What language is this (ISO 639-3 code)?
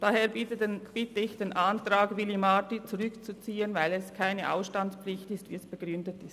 gsw